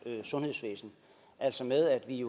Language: Danish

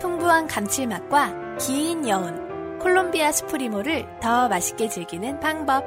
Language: Korean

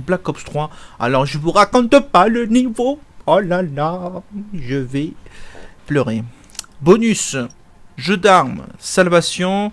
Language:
French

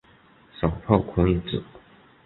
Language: Chinese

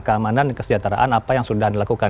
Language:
Indonesian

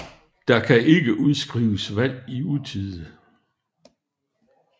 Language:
Danish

